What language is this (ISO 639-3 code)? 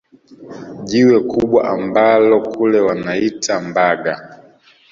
swa